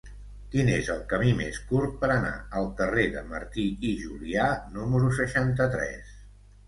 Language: Catalan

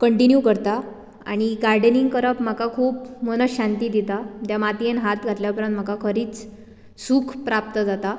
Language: Konkani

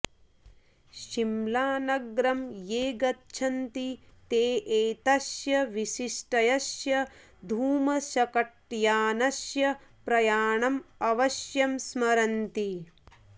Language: Sanskrit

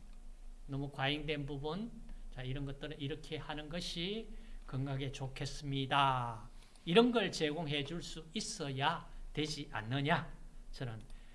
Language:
Korean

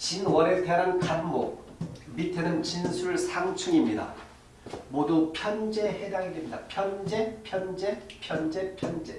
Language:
Korean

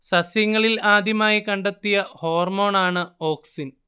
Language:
Malayalam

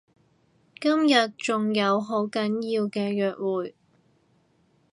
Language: Cantonese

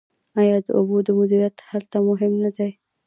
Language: Pashto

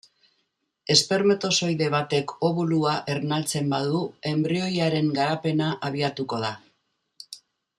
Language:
Basque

